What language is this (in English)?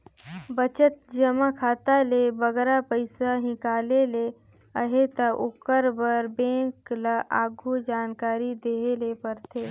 Chhattisgarhi